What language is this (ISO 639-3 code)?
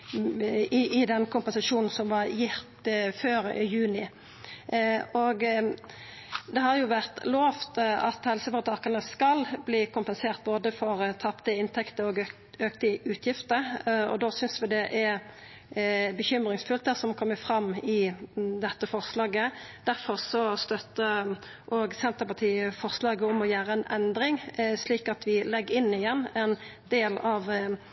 nno